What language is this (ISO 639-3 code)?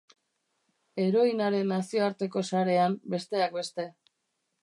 eus